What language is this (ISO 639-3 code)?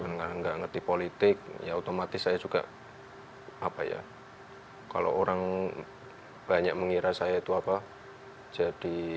ind